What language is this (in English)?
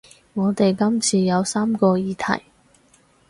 Cantonese